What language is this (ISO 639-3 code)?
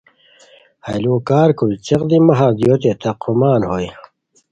khw